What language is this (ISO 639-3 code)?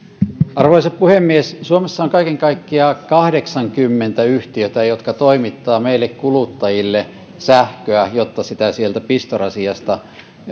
fin